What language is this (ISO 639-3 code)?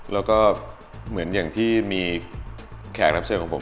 tha